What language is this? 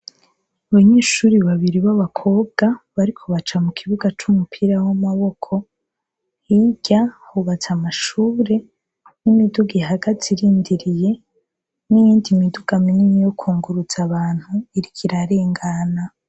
Rundi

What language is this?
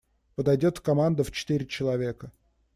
Russian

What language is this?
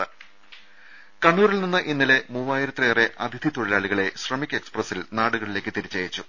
Malayalam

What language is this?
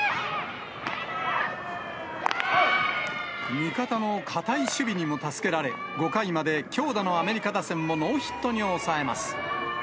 Japanese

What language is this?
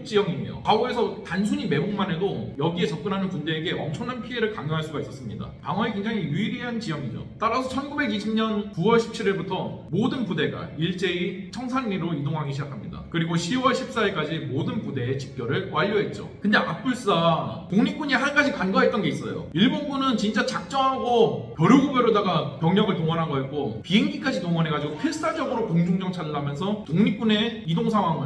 Korean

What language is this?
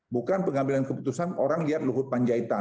Indonesian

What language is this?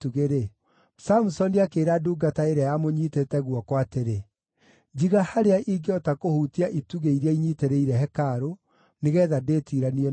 Kikuyu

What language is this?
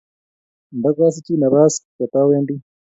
Kalenjin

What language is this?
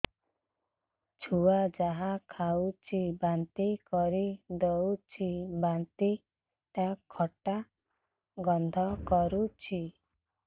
Odia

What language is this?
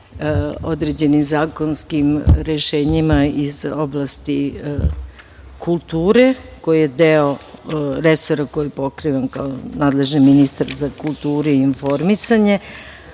Serbian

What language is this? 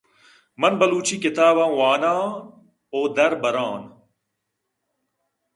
Eastern Balochi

